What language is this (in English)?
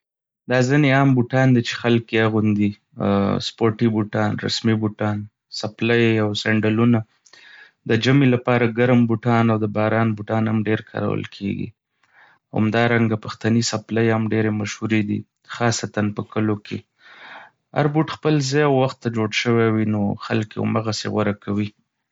Pashto